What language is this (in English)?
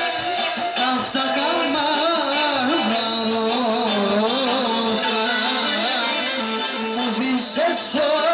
Arabic